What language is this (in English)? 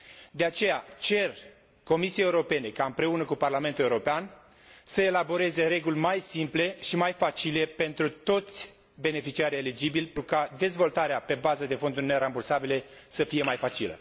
Romanian